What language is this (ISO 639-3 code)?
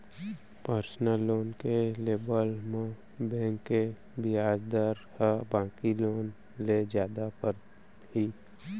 hne